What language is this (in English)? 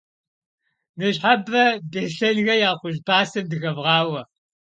Kabardian